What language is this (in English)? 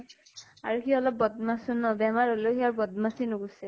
Assamese